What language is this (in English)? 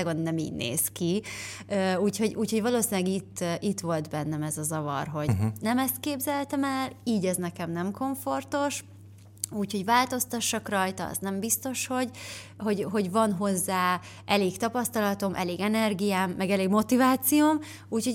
Hungarian